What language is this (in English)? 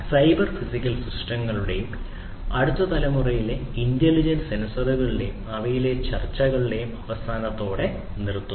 Malayalam